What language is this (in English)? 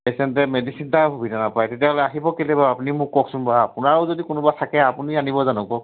Assamese